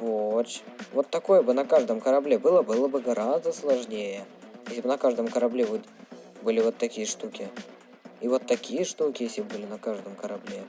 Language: Russian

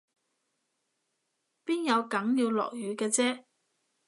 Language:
Cantonese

